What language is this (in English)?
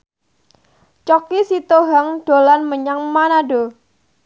Javanese